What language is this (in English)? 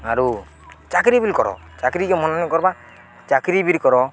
Odia